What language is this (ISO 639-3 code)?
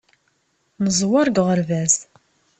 kab